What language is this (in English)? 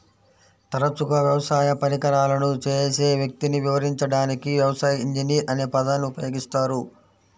Telugu